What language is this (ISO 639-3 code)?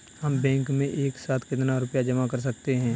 hin